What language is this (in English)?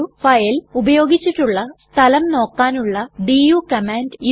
Malayalam